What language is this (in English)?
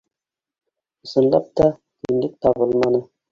Bashkir